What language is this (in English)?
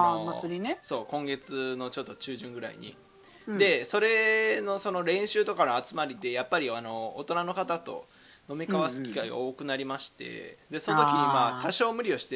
Japanese